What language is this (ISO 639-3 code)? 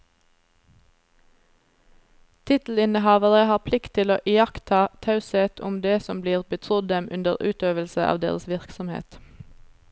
nor